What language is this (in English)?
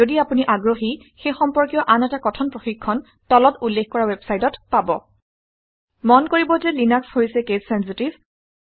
Assamese